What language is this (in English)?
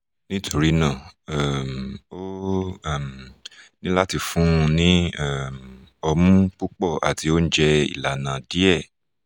Yoruba